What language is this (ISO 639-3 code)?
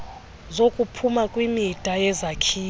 xho